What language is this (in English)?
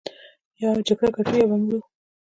Pashto